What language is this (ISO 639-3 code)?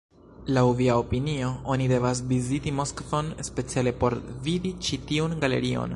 epo